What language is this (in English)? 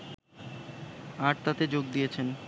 Bangla